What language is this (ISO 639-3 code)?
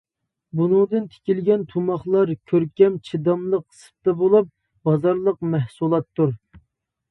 uig